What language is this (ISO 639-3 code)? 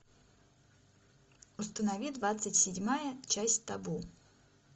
rus